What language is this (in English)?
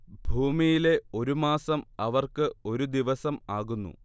Malayalam